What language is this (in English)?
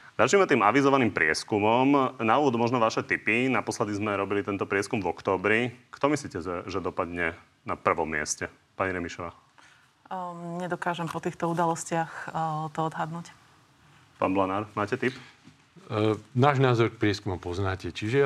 Slovak